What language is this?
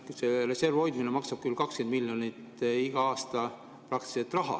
Estonian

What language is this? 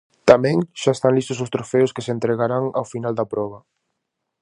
Galician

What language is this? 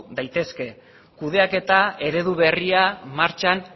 Basque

